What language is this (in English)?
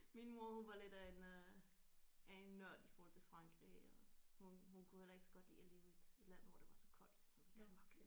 Danish